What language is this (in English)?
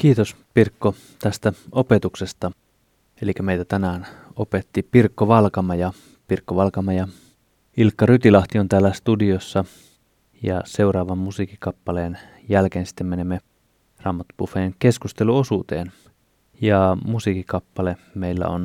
Finnish